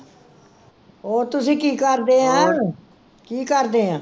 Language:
Punjabi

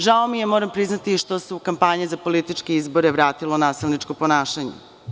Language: Serbian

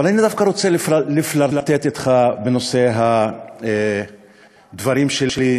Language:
Hebrew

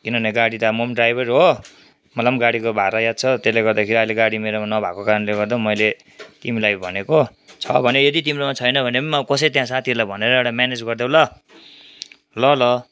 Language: Nepali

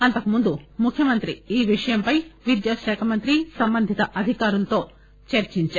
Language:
Telugu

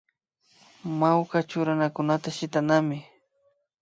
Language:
Imbabura Highland Quichua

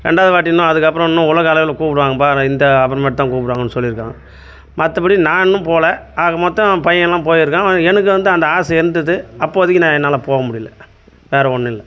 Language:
Tamil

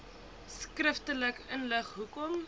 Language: Afrikaans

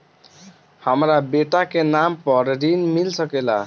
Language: Bhojpuri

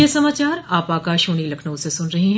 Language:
Hindi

